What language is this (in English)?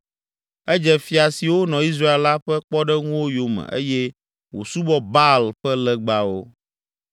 Ewe